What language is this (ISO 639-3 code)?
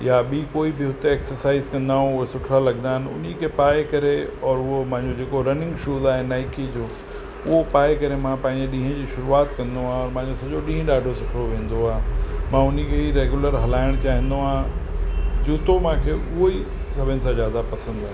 snd